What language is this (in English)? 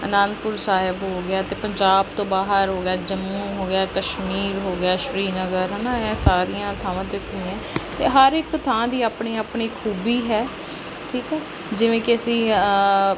Punjabi